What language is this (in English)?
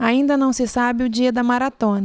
Portuguese